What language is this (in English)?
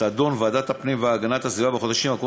Hebrew